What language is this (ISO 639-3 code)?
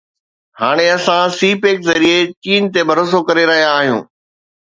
snd